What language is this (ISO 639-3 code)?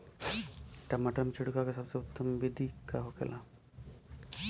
bho